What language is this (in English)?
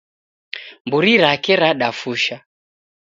Taita